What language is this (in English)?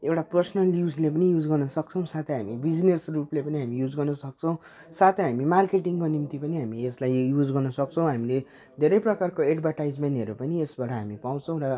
Nepali